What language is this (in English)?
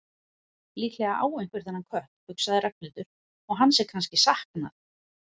Icelandic